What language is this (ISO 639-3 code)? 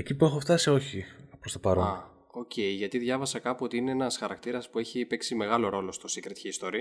ell